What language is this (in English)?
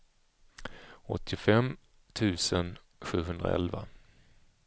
Swedish